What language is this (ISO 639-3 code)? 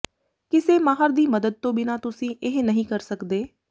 pan